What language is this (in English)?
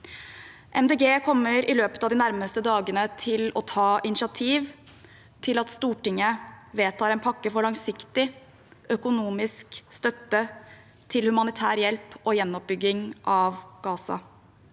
Norwegian